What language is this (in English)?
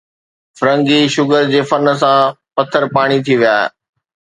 Sindhi